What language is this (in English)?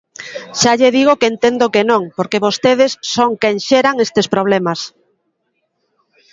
Galician